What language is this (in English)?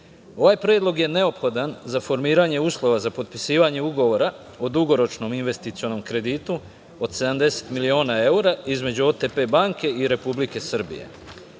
Serbian